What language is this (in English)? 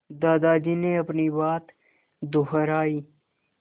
Hindi